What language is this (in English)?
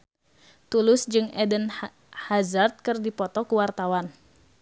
Sundanese